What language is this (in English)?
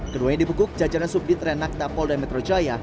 Indonesian